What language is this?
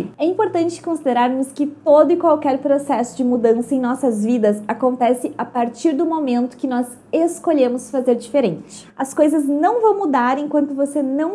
Portuguese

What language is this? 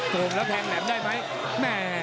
Thai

